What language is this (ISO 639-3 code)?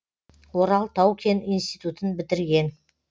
kaz